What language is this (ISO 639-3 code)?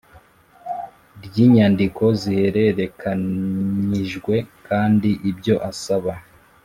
kin